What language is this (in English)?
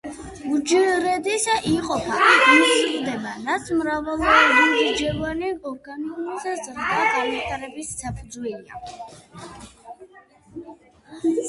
Georgian